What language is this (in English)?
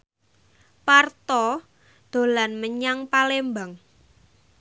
Javanese